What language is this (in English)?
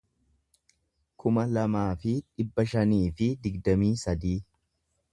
Oromo